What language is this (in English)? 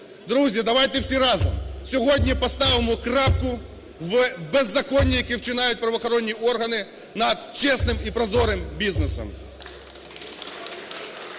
Ukrainian